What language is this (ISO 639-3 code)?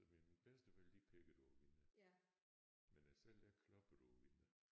dan